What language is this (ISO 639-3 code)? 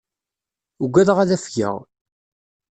kab